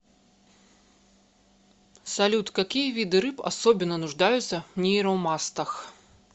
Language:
Russian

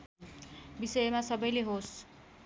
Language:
Nepali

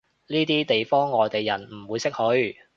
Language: Cantonese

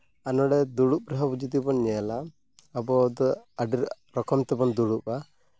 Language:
Santali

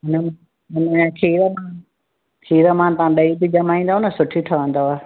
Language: Sindhi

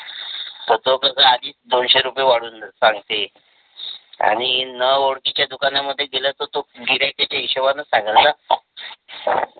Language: Marathi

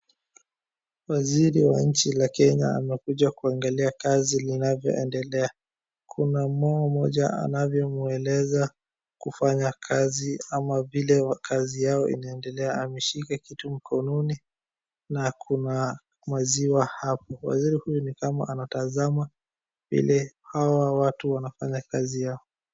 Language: Swahili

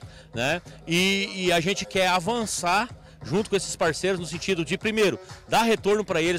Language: Portuguese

